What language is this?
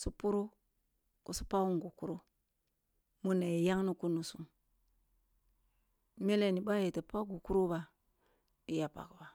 Kulung (Nigeria)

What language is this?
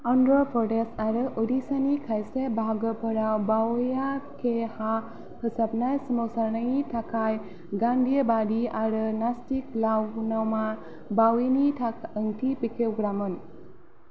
Bodo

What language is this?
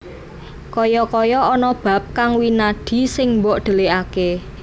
Javanese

